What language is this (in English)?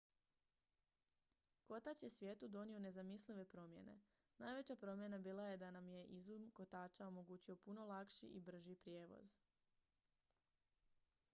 Croatian